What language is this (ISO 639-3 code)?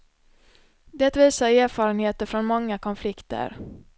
swe